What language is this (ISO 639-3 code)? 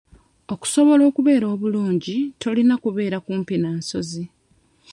lug